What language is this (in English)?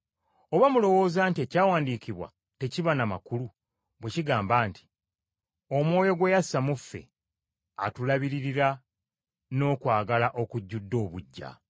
Ganda